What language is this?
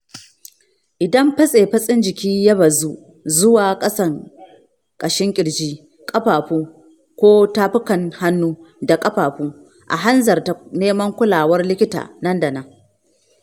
Hausa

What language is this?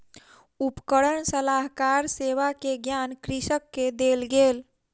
Maithili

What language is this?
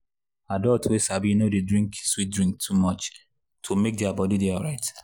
Nigerian Pidgin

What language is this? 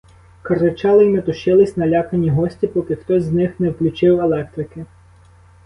Ukrainian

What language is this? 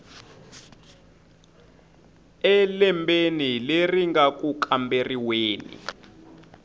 Tsonga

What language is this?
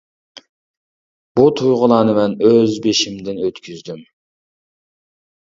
Uyghur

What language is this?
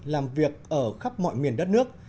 Vietnamese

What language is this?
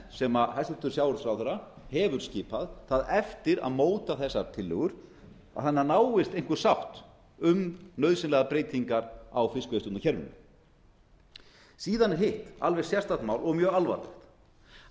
Icelandic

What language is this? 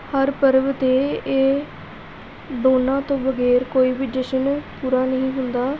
Punjabi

